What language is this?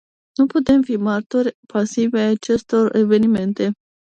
Romanian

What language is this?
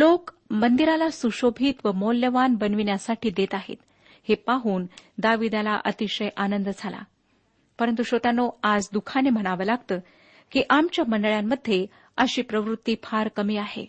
Marathi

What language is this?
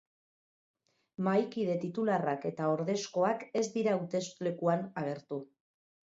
Basque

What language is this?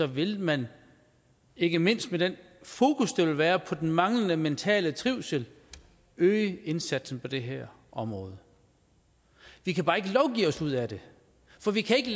Danish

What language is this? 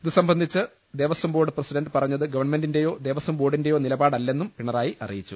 Malayalam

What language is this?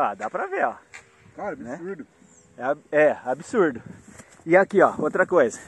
Portuguese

